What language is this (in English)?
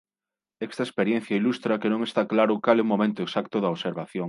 Galician